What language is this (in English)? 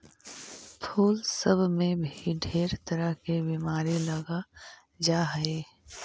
Magahi